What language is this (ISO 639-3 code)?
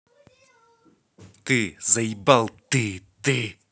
rus